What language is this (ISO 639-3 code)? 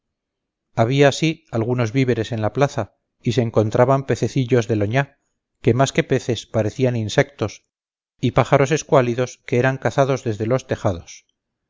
spa